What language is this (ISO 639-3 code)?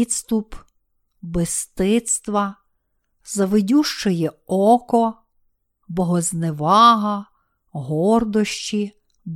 ukr